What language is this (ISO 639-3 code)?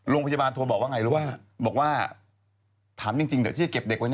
tha